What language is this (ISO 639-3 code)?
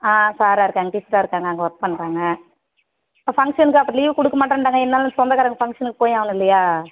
tam